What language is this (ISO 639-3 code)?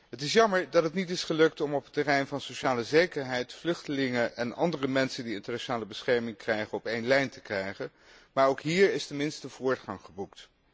nld